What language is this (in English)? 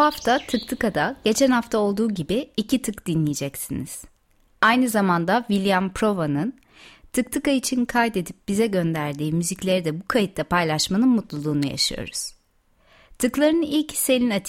Turkish